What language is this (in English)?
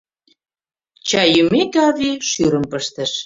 Mari